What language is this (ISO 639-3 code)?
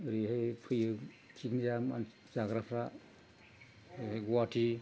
brx